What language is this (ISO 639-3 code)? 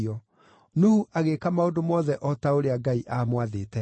kik